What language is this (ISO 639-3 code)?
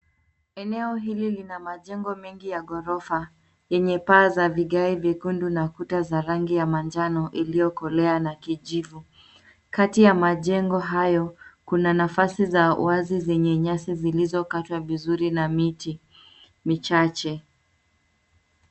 swa